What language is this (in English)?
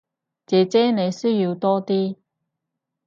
Cantonese